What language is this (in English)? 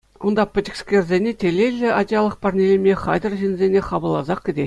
Chuvash